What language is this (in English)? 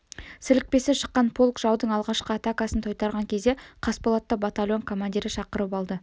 Kazakh